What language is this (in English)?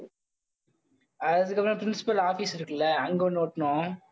Tamil